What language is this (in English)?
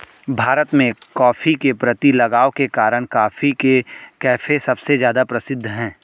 Hindi